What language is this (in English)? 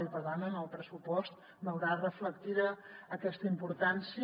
Catalan